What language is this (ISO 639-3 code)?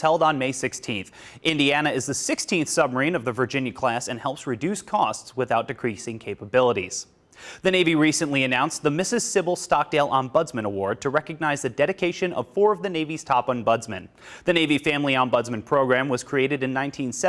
eng